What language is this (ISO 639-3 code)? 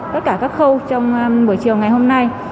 vie